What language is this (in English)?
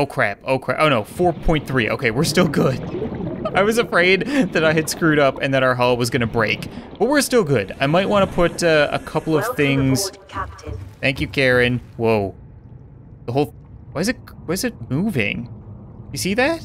English